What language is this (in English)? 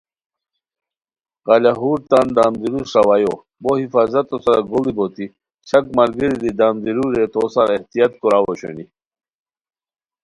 Khowar